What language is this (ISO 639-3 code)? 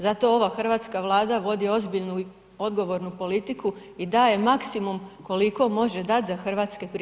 hrv